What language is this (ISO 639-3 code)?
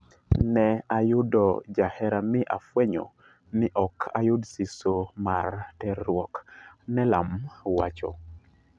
luo